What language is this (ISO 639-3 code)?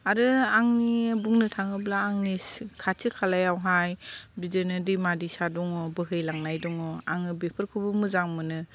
brx